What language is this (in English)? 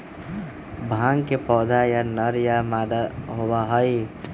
Magahi